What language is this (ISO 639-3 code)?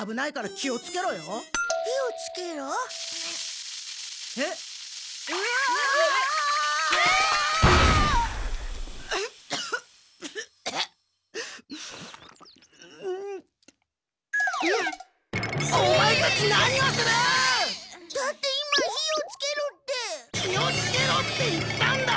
jpn